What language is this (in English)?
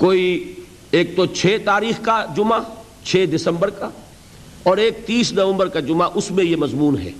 Urdu